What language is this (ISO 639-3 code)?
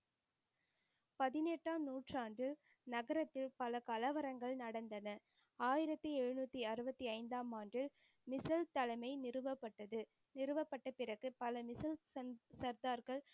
tam